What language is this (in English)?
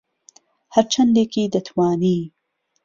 Central Kurdish